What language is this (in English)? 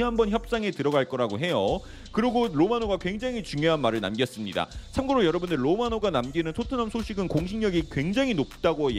Korean